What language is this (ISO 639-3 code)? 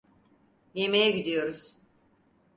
tur